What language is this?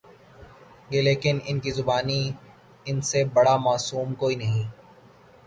Urdu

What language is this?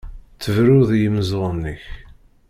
Kabyle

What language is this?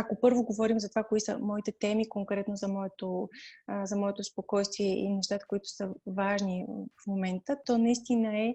Bulgarian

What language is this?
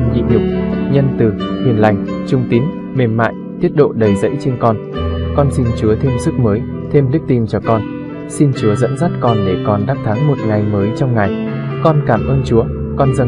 Vietnamese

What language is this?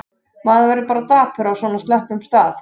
Icelandic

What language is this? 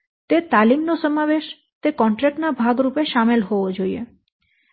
Gujarati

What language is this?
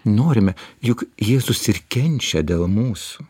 Lithuanian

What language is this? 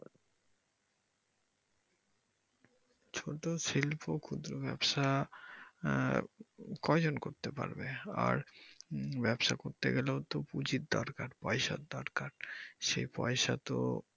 Bangla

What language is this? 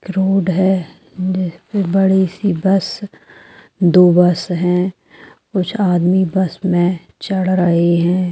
Magahi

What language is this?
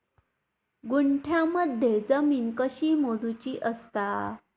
Marathi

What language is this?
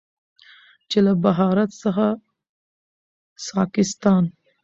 Pashto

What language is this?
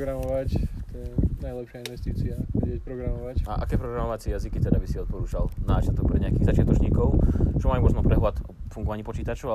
Slovak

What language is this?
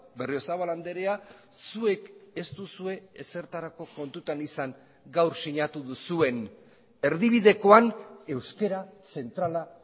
Basque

